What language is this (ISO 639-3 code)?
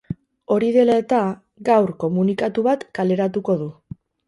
eus